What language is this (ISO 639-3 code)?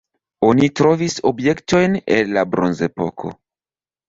epo